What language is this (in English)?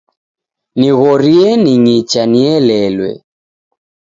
Taita